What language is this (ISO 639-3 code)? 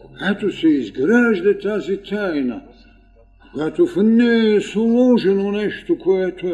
bul